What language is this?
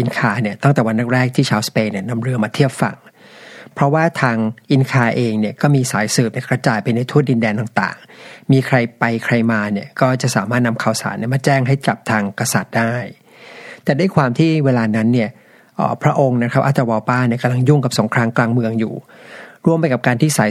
Thai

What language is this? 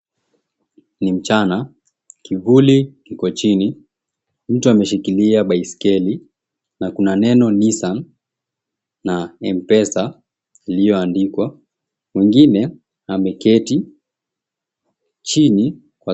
Swahili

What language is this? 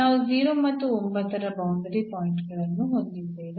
Kannada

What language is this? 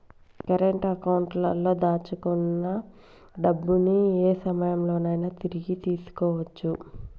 Telugu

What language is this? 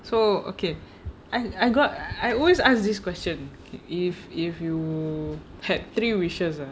English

